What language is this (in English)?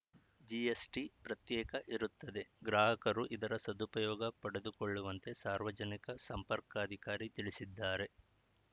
Kannada